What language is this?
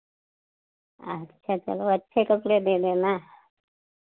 Hindi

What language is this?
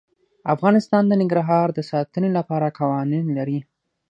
Pashto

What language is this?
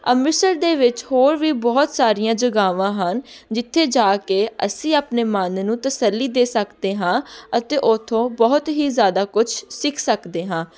Punjabi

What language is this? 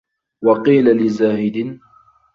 Arabic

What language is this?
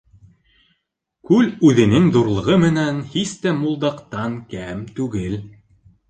Bashkir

